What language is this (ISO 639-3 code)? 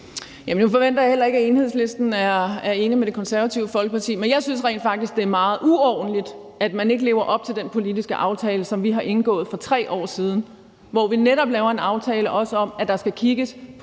dan